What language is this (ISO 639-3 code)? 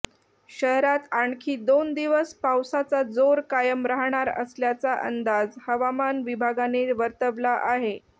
mar